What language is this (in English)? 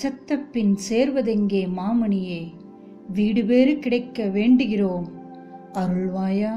Tamil